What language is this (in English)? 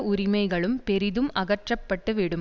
Tamil